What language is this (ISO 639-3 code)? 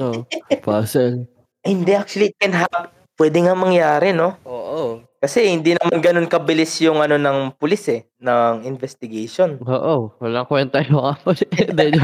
fil